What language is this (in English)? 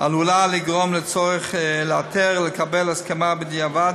Hebrew